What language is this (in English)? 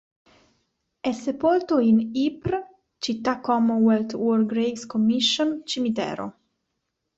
Italian